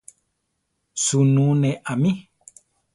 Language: Central Tarahumara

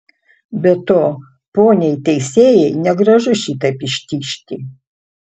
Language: Lithuanian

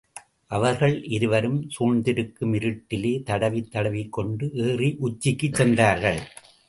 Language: Tamil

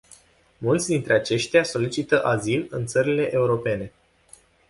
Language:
Romanian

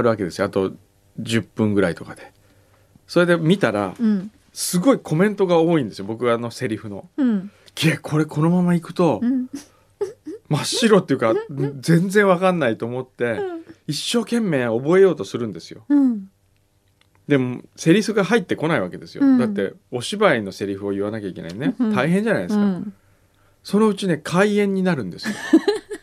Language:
Japanese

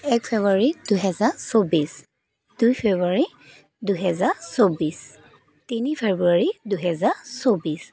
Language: Assamese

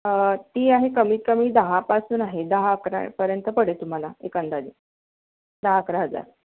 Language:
Marathi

